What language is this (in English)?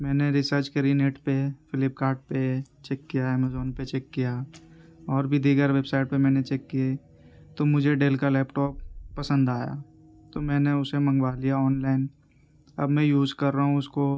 Urdu